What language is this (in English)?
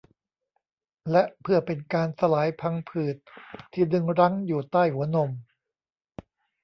Thai